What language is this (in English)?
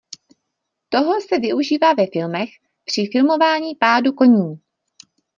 Czech